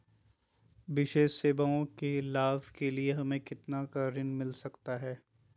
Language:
Magahi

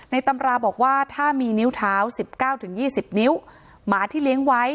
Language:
Thai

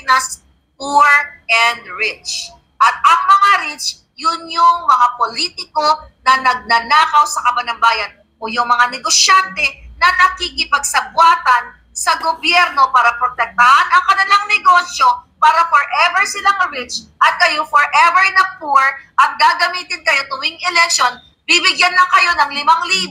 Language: Filipino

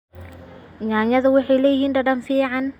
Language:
Somali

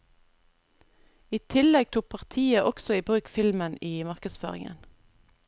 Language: Norwegian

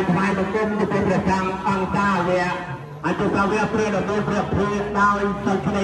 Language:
Spanish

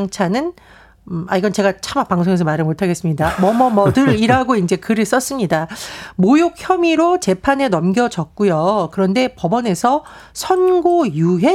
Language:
Korean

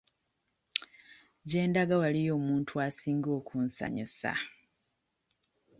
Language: Ganda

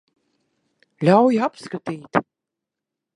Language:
Latvian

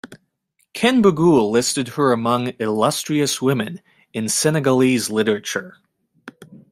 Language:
English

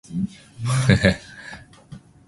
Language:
Chinese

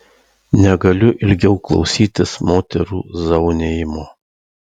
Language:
Lithuanian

